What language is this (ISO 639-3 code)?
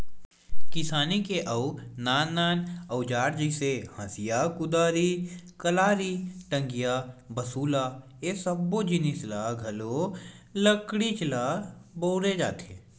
hne